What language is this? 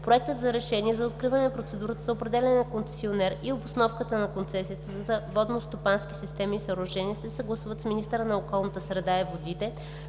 Bulgarian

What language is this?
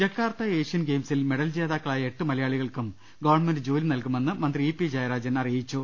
Malayalam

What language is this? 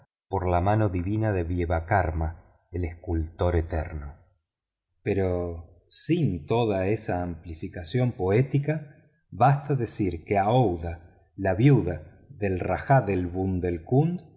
Spanish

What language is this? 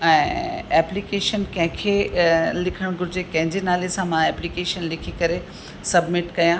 Sindhi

